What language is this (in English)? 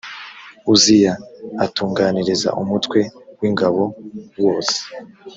Kinyarwanda